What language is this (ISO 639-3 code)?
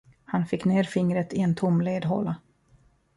swe